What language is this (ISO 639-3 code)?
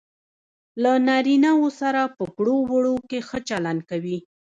pus